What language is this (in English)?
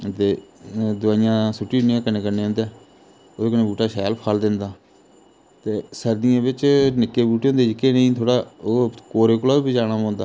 Dogri